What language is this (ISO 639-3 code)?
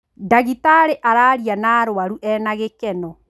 kik